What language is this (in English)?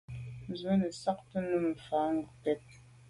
Medumba